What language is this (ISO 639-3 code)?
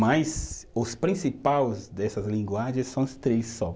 por